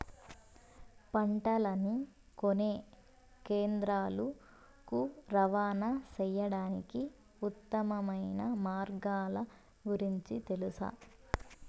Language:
Telugu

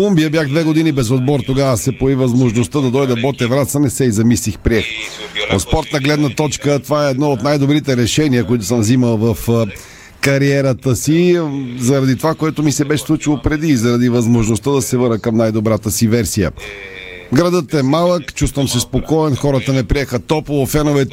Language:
Bulgarian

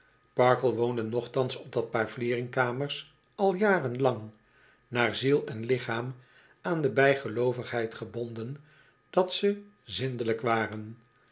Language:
Dutch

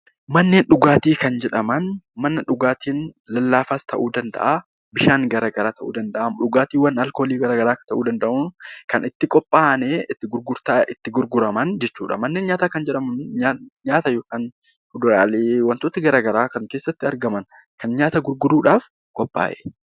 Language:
Oromo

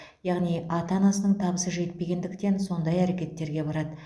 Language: Kazakh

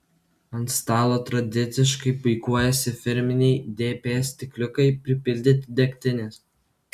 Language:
Lithuanian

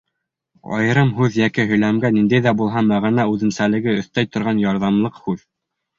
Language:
Bashkir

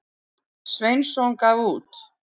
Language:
Icelandic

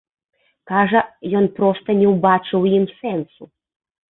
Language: Belarusian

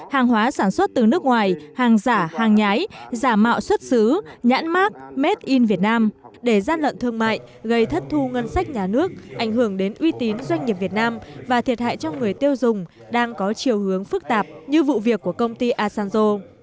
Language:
Vietnamese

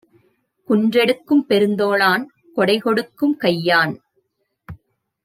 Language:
Tamil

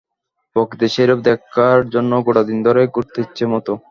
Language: Bangla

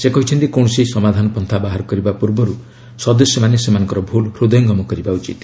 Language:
Odia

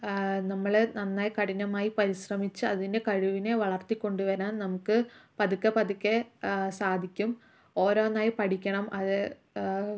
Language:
Malayalam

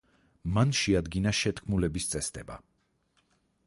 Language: Georgian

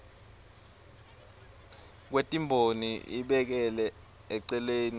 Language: Swati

